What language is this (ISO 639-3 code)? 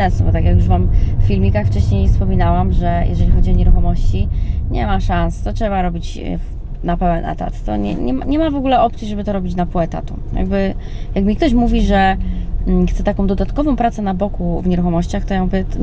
pol